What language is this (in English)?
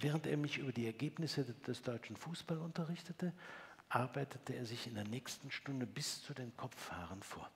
German